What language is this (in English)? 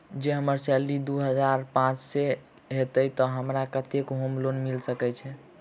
Maithili